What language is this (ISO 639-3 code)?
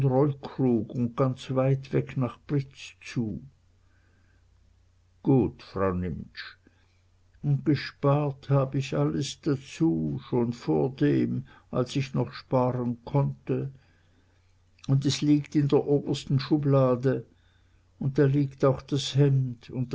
deu